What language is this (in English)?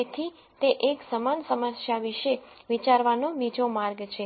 Gujarati